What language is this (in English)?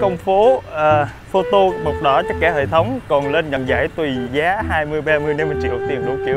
Vietnamese